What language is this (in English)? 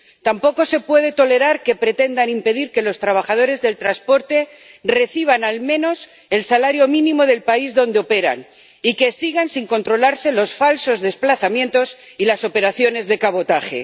Spanish